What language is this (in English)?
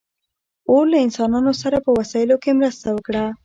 Pashto